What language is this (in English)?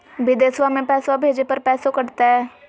Magahi